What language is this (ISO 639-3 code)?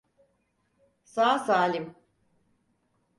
tur